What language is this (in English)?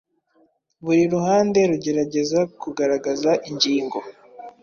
Kinyarwanda